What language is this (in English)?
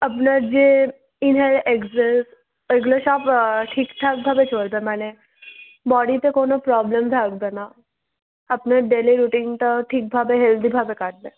Bangla